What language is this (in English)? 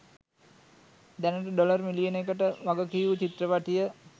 Sinhala